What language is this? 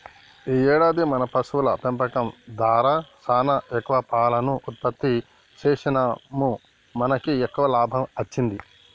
Telugu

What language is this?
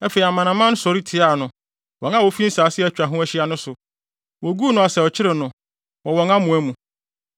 Akan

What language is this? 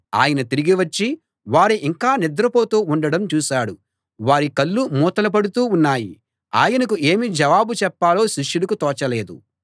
Telugu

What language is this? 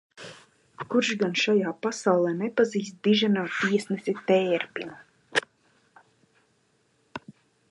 Latvian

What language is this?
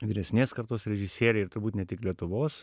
Lithuanian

